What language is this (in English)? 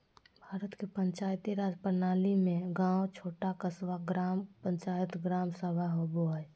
Magahi